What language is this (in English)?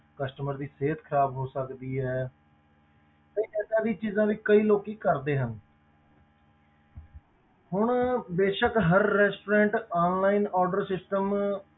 Punjabi